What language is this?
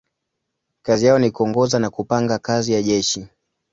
Swahili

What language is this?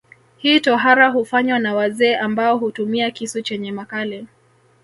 Swahili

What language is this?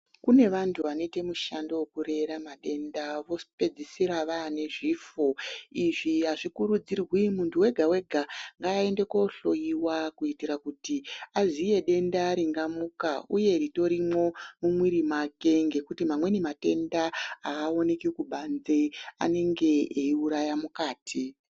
Ndau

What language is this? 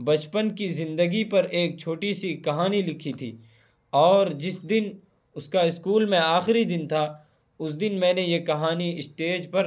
Urdu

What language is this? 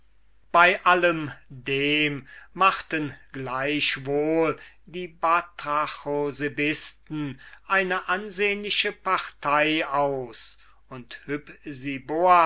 German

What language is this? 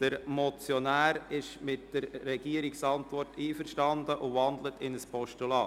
Swiss German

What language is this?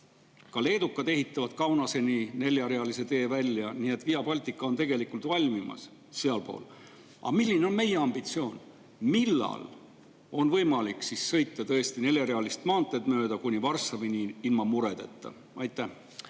Estonian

